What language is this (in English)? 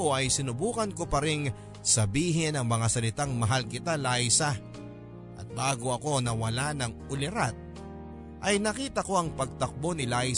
Filipino